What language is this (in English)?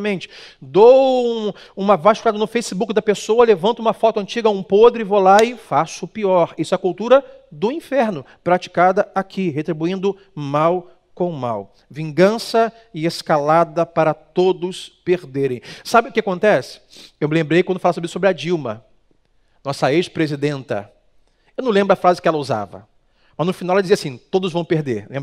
Portuguese